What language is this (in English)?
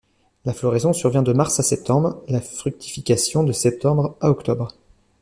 French